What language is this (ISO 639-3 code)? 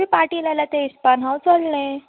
kok